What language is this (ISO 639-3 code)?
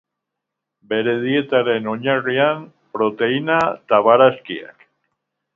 eus